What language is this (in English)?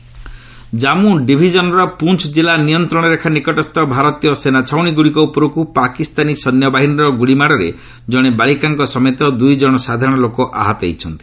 Odia